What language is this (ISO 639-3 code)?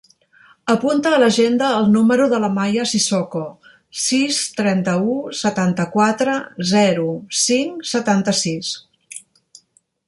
cat